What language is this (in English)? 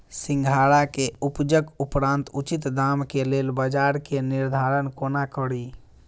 Maithili